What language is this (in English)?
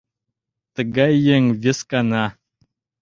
Mari